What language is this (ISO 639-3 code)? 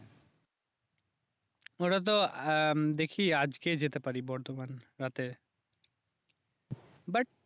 ben